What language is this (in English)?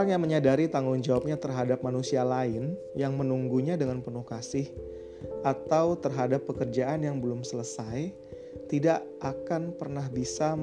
Indonesian